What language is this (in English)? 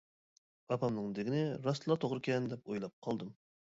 Uyghur